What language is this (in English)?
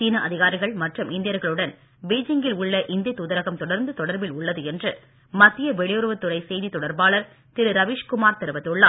Tamil